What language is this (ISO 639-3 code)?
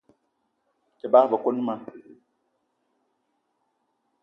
eto